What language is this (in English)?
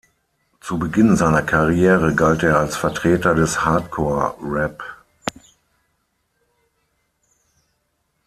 German